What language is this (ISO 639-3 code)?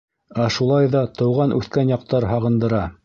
bak